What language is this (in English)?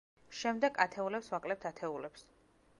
Georgian